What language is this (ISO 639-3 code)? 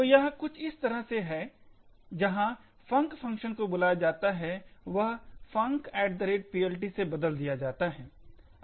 hin